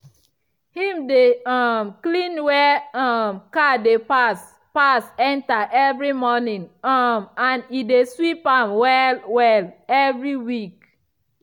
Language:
Nigerian Pidgin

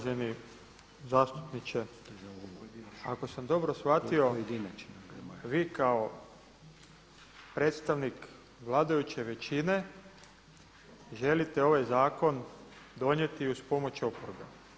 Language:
Croatian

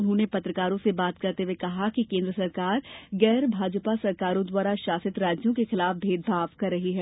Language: Hindi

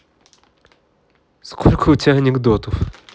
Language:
Russian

